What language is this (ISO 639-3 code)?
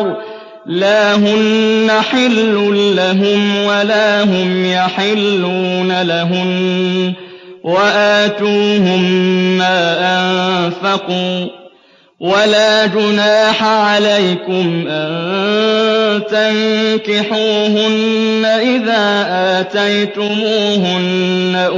ara